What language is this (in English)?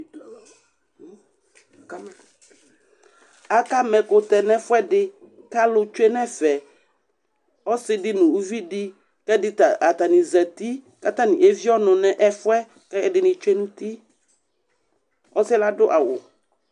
Ikposo